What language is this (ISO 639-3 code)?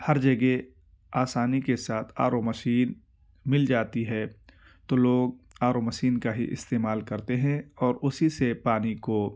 urd